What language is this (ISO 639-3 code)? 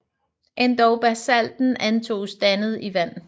dan